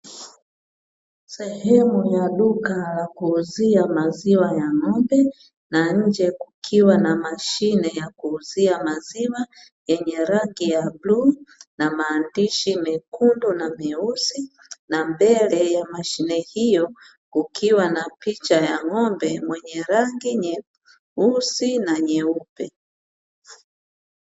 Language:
Swahili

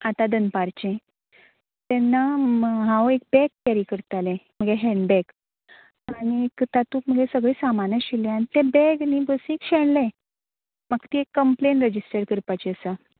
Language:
Konkani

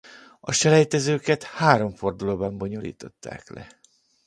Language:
Hungarian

